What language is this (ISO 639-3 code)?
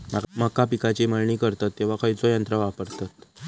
mar